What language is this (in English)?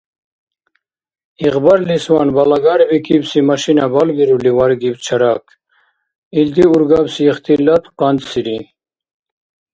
Dargwa